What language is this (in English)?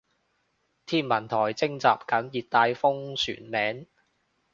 Cantonese